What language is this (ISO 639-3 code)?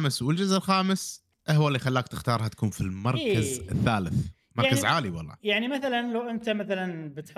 ara